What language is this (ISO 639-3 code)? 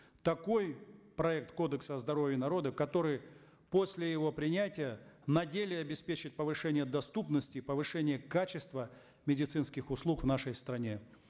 kaz